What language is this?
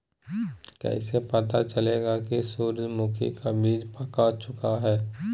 Magahi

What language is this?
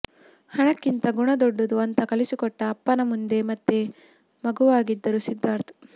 Kannada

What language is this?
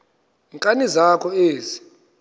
Xhosa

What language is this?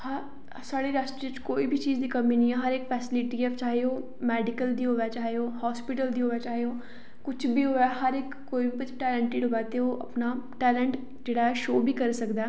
Dogri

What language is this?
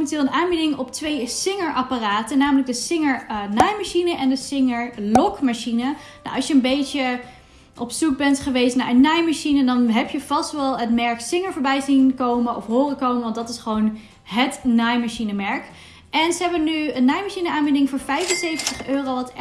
Dutch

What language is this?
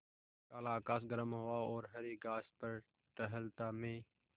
Hindi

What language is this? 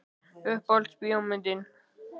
Icelandic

